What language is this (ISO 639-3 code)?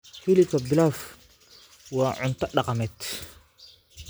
som